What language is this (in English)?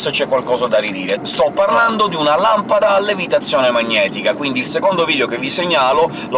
Italian